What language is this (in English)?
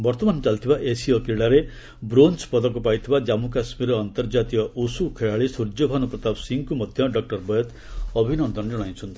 Odia